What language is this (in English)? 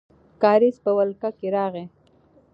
Pashto